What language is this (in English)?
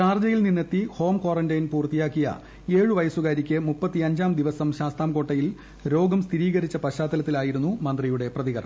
Malayalam